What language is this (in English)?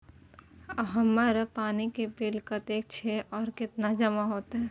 Maithili